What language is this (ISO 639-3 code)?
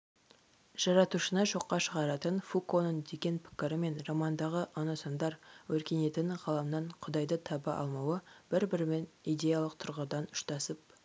kaz